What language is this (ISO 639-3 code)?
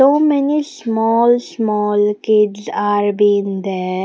eng